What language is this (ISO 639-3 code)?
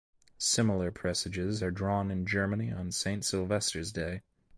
eng